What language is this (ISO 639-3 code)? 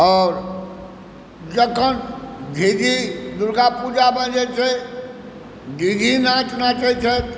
mai